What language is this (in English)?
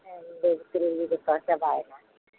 Santali